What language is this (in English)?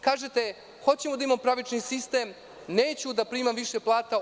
Serbian